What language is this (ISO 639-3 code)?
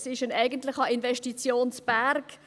gsw